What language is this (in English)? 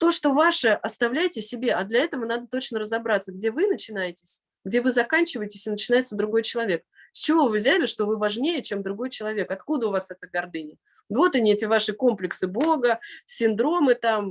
Russian